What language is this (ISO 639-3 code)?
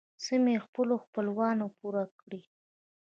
pus